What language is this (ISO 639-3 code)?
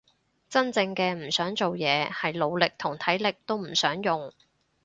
yue